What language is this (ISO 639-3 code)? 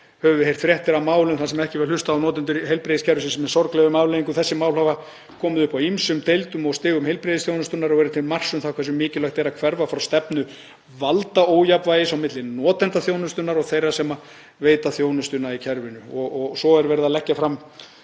isl